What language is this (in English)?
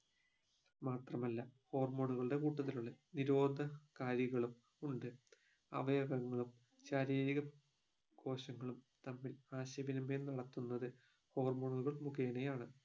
Malayalam